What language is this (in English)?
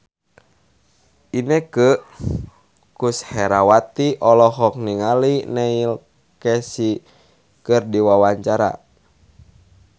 Sundanese